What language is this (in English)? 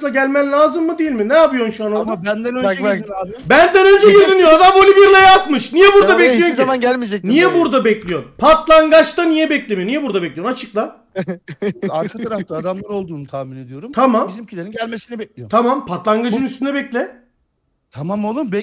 Turkish